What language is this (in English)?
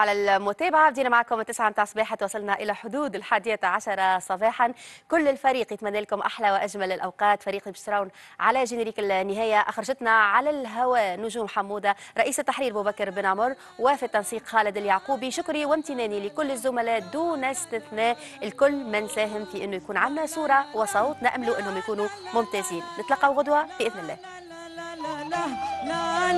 Arabic